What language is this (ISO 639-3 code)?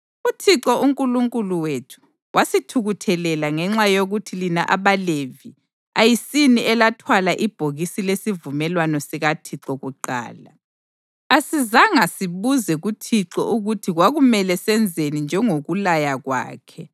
nde